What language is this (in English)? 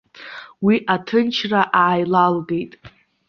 Abkhazian